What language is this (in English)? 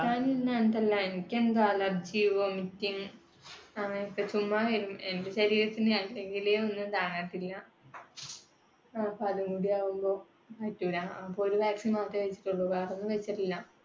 Malayalam